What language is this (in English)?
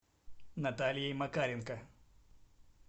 Russian